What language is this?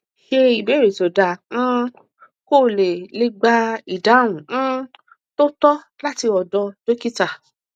Yoruba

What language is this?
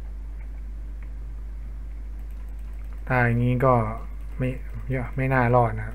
Thai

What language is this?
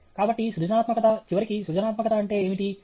Telugu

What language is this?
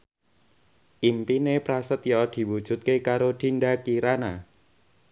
Javanese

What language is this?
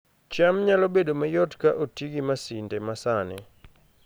Luo (Kenya and Tanzania)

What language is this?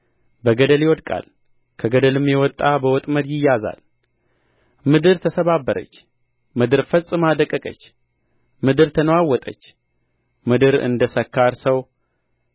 Amharic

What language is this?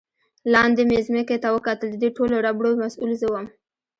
Pashto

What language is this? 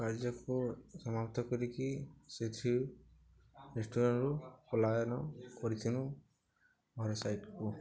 Odia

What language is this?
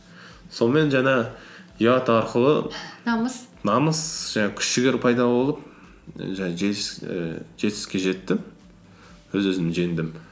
Kazakh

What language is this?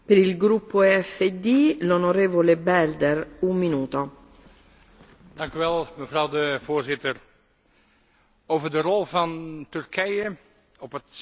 Dutch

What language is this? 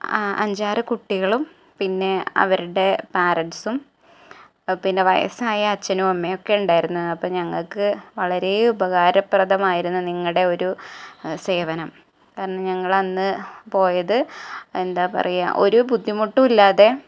Malayalam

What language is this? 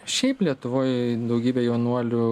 Lithuanian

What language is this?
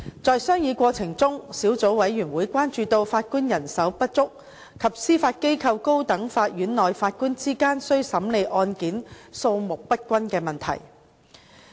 Cantonese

